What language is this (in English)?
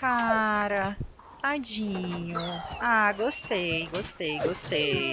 Portuguese